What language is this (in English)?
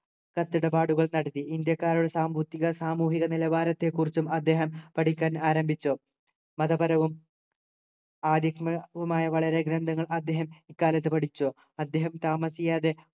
Malayalam